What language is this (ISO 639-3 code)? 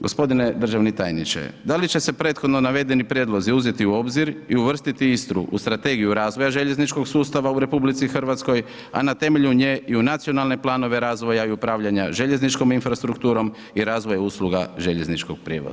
hrv